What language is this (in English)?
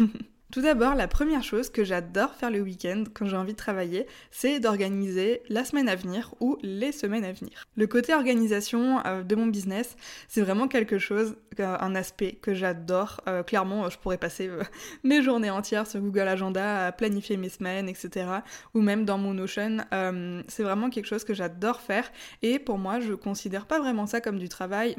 French